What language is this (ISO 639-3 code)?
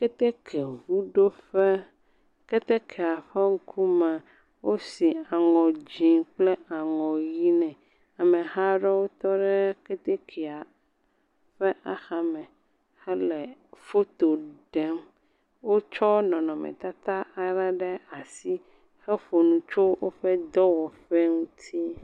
ewe